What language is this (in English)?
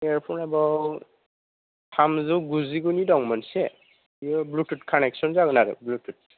Bodo